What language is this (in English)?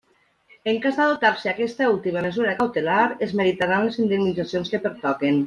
Catalan